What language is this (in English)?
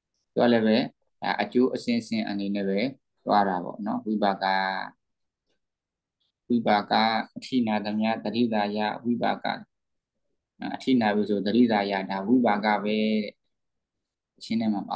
Vietnamese